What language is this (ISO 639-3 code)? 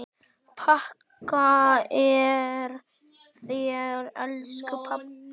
isl